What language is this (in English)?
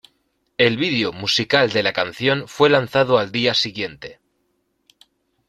Spanish